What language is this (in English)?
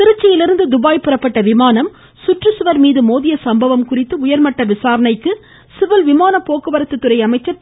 Tamil